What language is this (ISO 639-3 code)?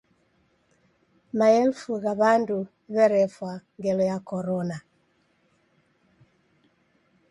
dav